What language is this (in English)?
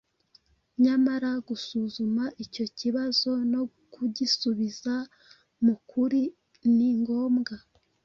Kinyarwanda